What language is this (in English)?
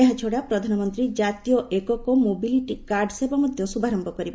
Odia